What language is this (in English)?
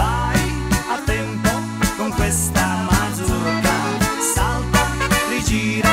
Italian